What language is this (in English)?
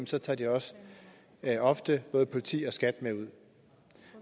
Danish